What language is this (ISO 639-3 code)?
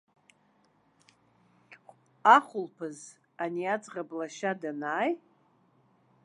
abk